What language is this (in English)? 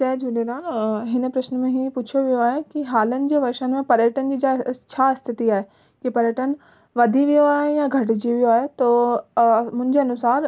Sindhi